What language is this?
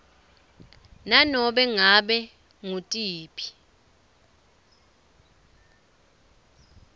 Swati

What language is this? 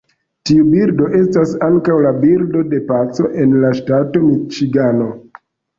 Esperanto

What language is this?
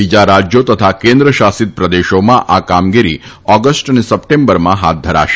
Gujarati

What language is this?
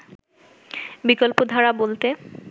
Bangla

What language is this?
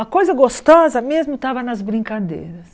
Portuguese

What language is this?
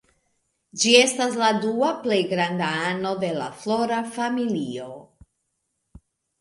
Esperanto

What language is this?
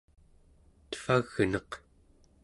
Central Yupik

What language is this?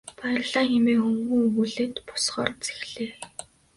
Mongolian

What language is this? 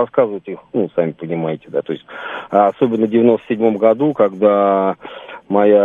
Russian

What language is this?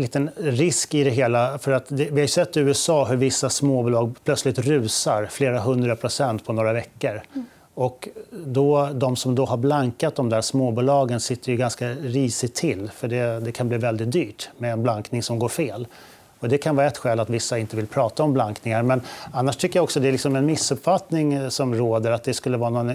Swedish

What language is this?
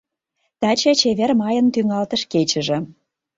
Mari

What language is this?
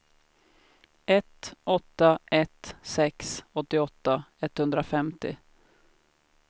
Swedish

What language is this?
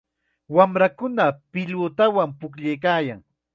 Chiquián Ancash Quechua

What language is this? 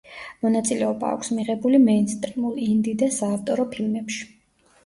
Georgian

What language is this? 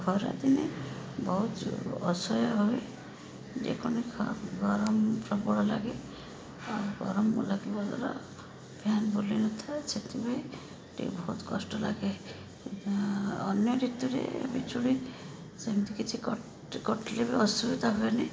Odia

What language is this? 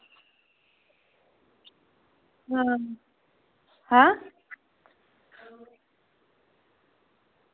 Dogri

